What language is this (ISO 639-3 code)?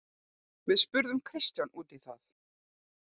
isl